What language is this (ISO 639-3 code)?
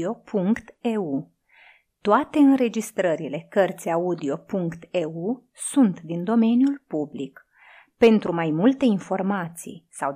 ron